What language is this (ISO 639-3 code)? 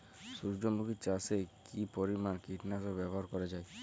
ben